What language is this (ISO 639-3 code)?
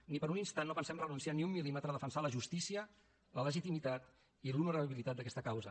cat